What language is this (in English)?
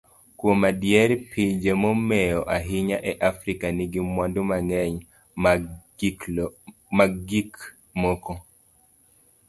Luo (Kenya and Tanzania)